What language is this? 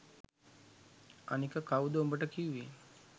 Sinhala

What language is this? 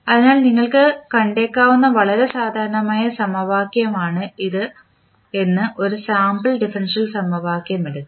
Malayalam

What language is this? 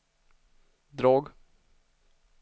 Swedish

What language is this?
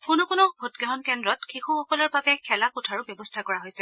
Assamese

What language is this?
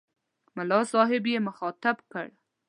Pashto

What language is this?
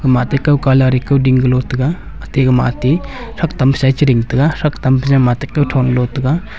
Wancho Naga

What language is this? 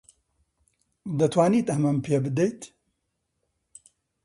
Central Kurdish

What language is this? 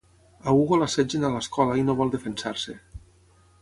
Catalan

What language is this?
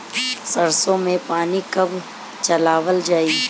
Bhojpuri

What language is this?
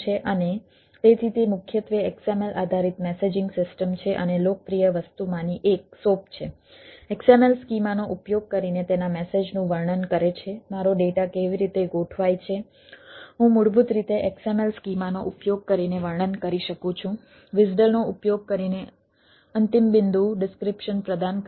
Gujarati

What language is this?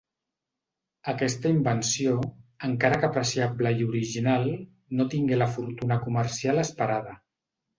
Catalan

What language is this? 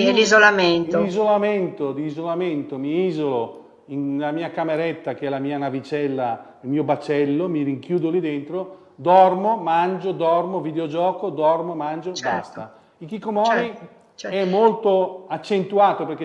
Italian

